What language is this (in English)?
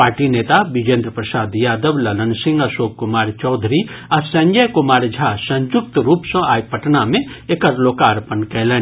Maithili